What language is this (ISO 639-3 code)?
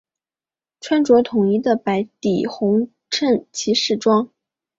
zho